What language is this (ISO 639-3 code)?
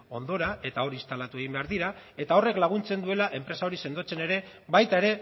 eus